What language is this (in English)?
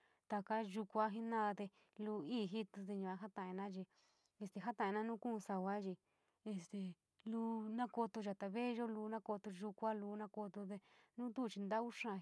San Miguel El Grande Mixtec